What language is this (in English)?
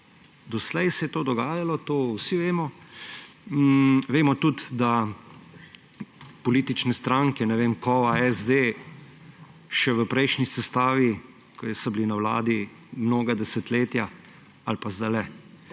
Slovenian